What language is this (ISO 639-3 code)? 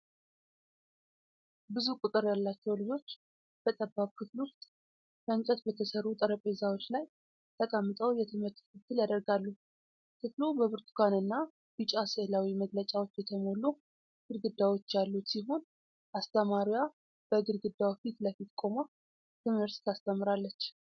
amh